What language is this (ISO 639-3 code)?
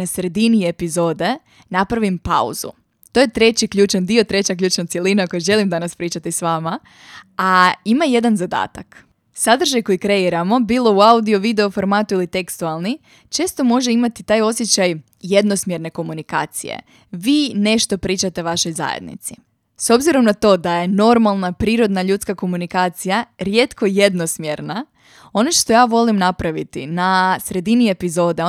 hrv